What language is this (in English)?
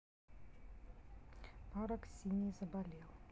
Russian